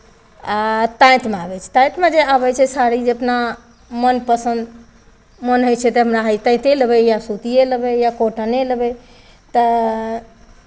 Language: Maithili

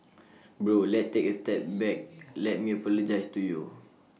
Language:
English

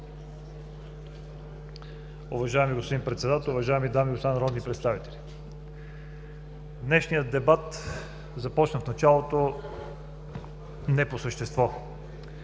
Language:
Bulgarian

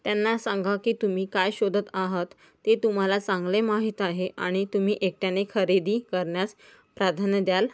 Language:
Marathi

